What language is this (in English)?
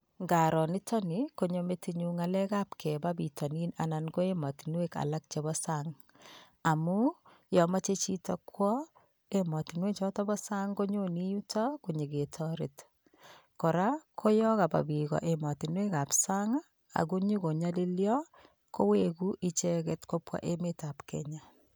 Kalenjin